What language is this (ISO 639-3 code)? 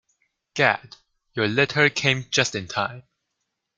eng